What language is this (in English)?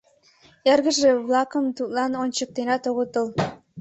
Mari